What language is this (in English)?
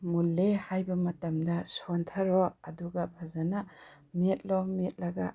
Manipuri